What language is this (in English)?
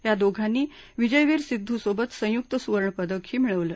Marathi